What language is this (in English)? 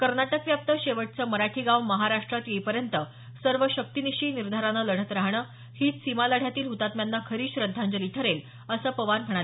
Marathi